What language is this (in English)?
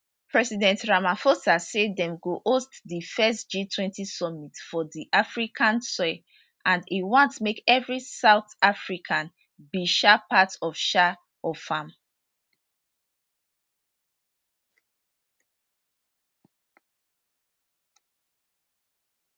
Nigerian Pidgin